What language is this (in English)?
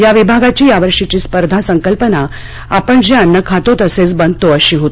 Marathi